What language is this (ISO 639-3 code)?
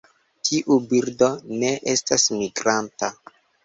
epo